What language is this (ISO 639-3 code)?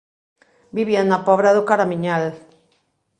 glg